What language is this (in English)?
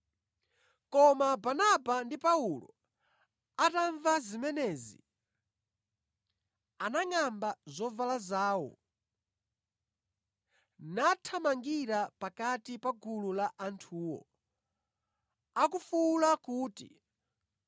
Nyanja